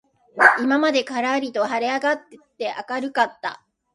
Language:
Japanese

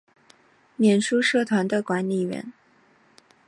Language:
Chinese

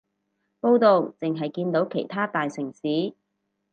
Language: Cantonese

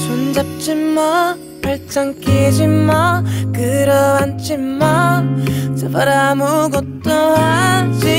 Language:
Korean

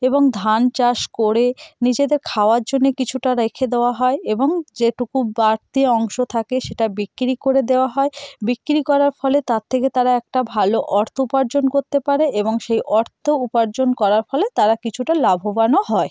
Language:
Bangla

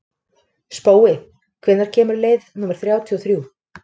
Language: Icelandic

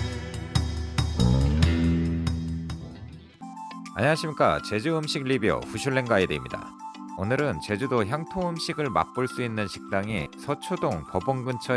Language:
Korean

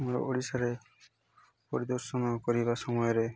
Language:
Odia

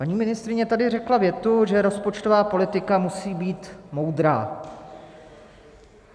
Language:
Czech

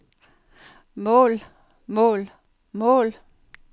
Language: Danish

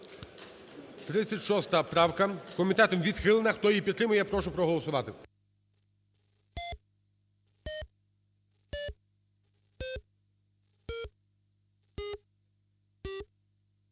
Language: Ukrainian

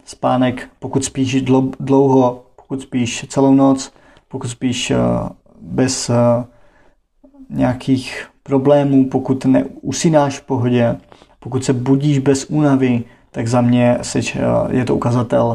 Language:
Czech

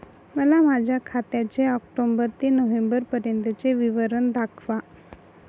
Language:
Marathi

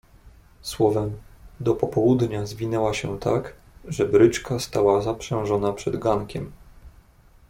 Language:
Polish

